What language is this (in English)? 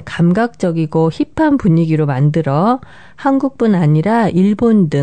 Korean